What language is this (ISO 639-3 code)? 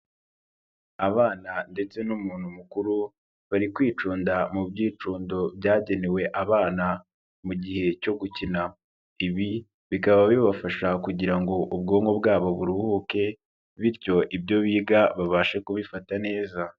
kin